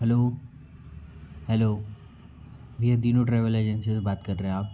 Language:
Hindi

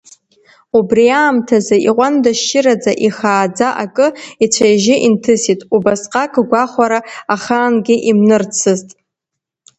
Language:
Abkhazian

